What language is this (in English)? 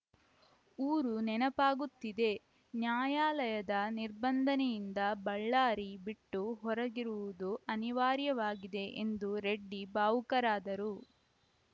Kannada